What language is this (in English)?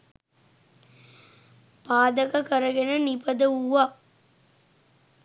Sinhala